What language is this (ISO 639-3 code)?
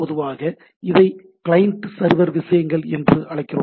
tam